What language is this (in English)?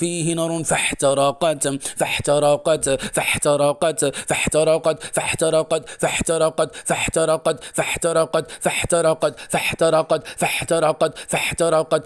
Arabic